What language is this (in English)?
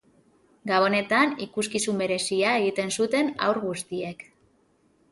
Basque